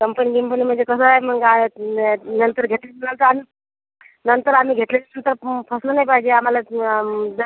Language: Marathi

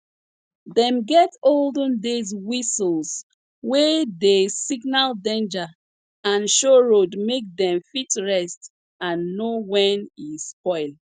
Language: Nigerian Pidgin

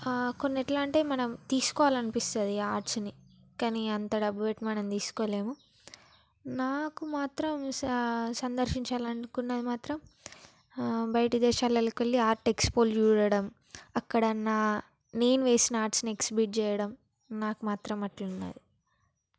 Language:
Telugu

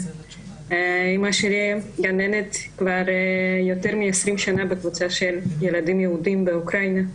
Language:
Hebrew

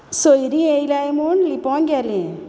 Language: Konkani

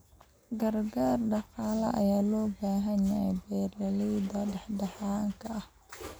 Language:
Somali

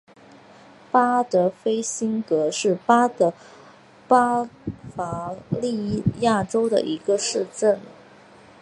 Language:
Chinese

